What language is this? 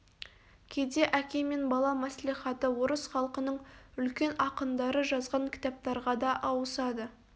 Kazakh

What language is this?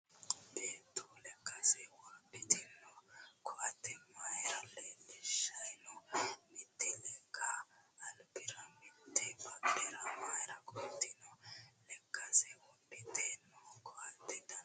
Sidamo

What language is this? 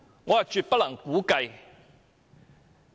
Cantonese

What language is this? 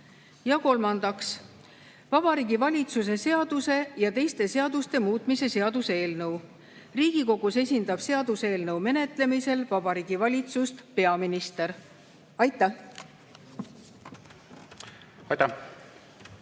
Estonian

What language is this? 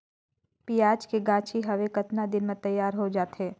Chhattisgarhi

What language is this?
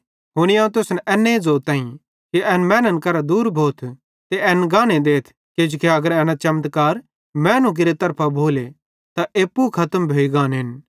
Bhadrawahi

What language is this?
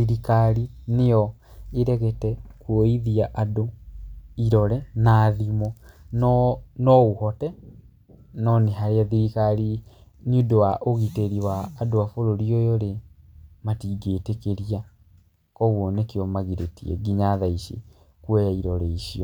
Kikuyu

